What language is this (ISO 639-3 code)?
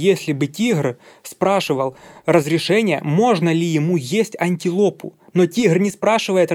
rus